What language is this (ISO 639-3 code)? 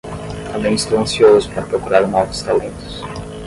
por